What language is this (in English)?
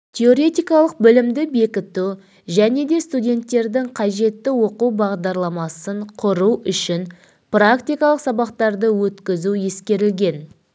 Kazakh